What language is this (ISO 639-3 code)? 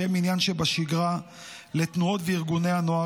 heb